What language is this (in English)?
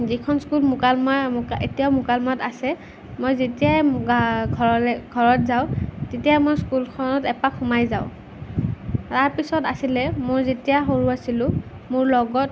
Assamese